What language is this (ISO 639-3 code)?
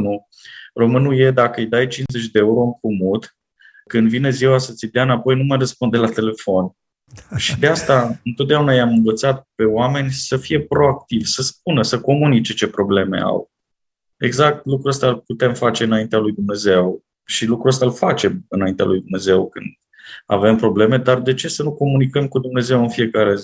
ron